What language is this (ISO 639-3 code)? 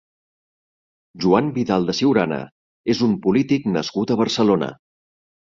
cat